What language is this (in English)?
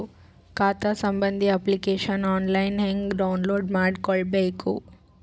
Kannada